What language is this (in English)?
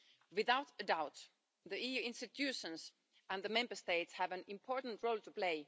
English